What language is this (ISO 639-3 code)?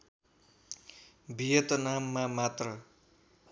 nep